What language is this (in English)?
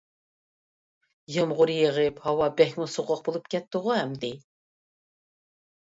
Uyghur